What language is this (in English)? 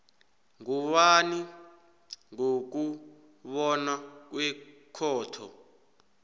South Ndebele